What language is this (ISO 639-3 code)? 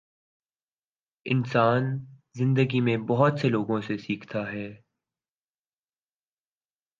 urd